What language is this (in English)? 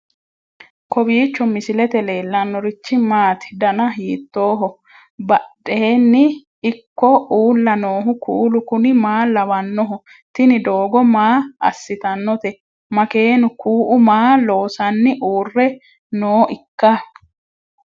Sidamo